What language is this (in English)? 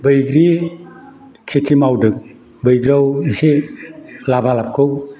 Bodo